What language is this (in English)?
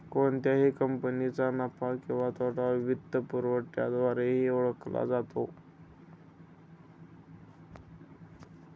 Marathi